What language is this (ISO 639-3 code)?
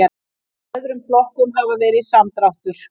isl